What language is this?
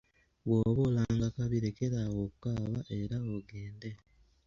Ganda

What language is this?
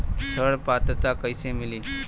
Bhojpuri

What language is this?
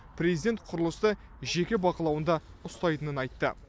Kazakh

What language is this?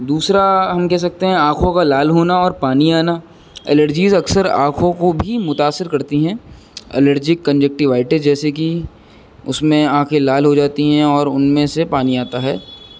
Urdu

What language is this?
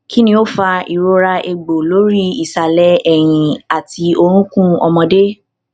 Yoruba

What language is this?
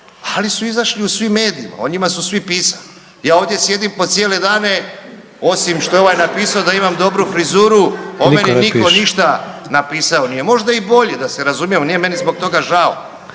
Croatian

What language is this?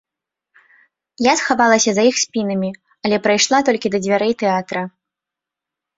Belarusian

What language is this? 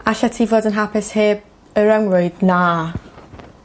Welsh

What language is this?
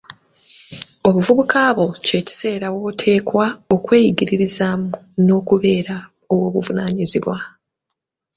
Ganda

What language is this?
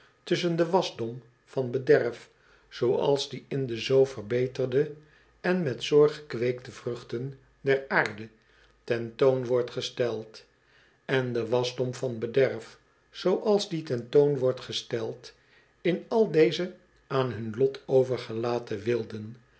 Dutch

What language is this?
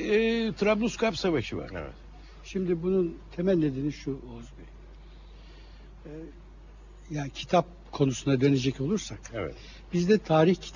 Turkish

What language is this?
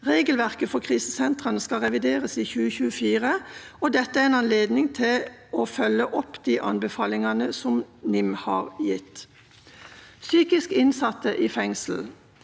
Norwegian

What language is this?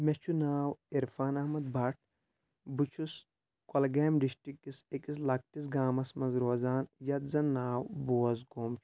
Kashmiri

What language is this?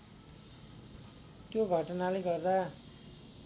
Nepali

